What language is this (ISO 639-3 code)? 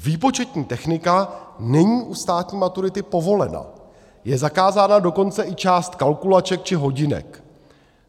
ces